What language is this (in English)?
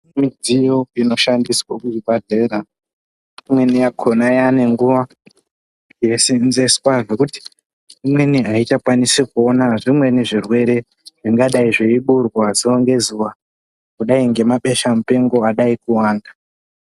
Ndau